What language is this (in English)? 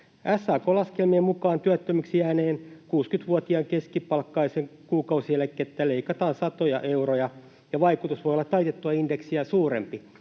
Finnish